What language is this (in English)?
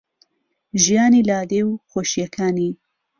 Central Kurdish